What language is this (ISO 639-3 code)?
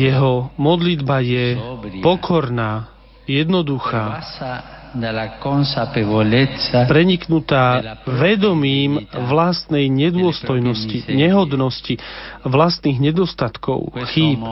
slk